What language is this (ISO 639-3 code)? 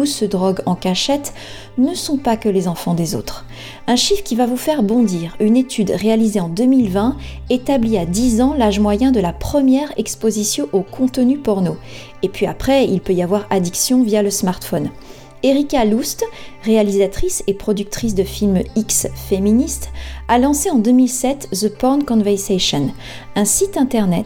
fra